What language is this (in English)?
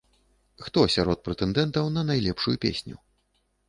Belarusian